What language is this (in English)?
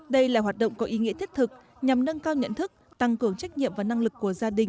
Vietnamese